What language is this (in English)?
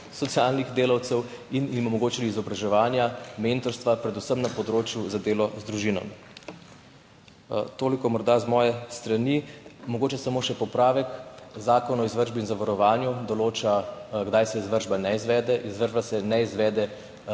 Slovenian